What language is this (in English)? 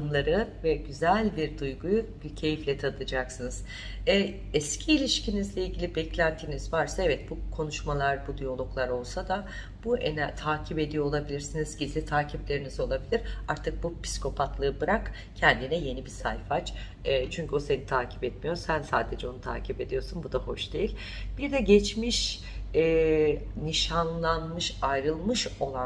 Turkish